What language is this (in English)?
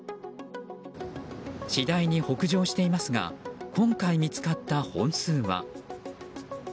Japanese